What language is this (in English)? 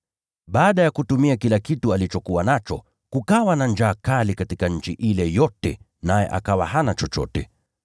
Swahili